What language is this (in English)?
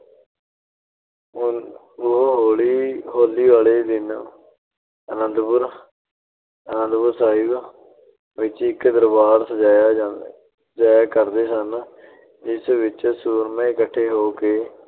Punjabi